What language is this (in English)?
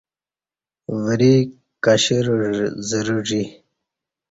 Kati